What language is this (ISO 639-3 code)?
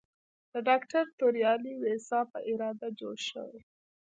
pus